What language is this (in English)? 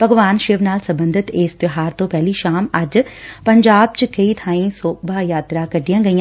Punjabi